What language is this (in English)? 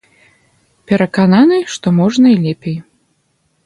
Belarusian